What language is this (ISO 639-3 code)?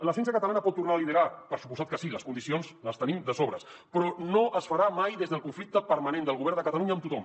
cat